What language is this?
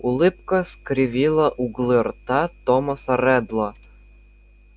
Russian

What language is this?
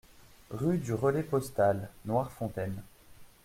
French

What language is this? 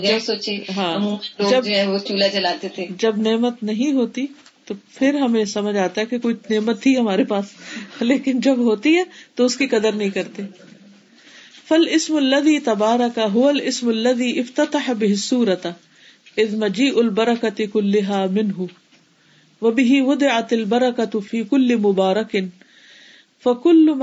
Urdu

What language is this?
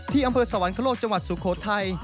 Thai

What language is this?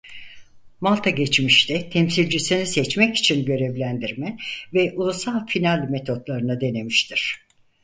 Turkish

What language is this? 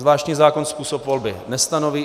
Czech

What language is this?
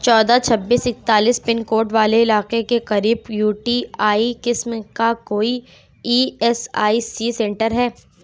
Urdu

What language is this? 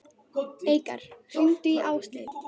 Icelandic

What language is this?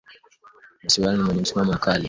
Swahili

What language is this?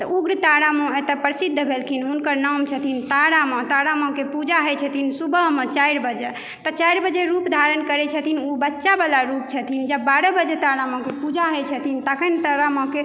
Maithili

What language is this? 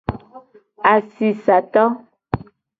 Gen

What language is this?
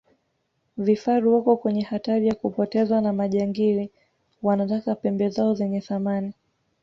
Swahili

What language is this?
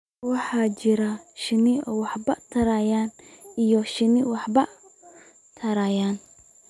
Somali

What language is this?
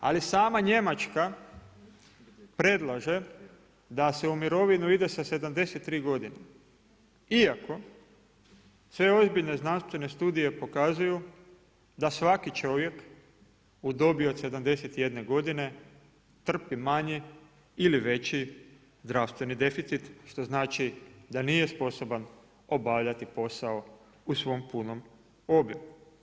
Croatian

